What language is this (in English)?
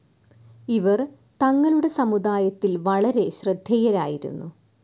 Malayalam